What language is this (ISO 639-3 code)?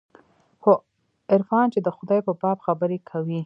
pus